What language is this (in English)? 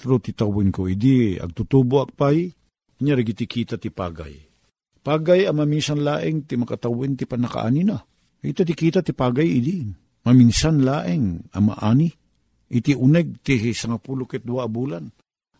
Filipino